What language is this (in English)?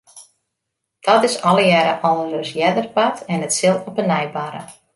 Western Frisian